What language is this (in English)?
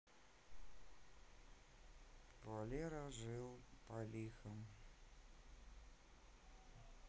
Russian